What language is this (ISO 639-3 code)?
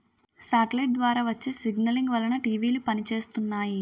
tel